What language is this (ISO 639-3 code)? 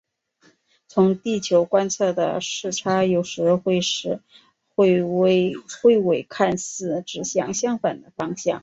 zho